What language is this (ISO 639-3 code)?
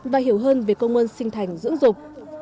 vie